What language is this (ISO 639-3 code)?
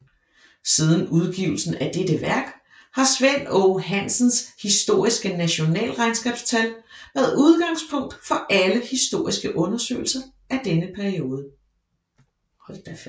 dan